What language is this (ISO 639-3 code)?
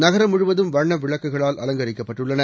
tam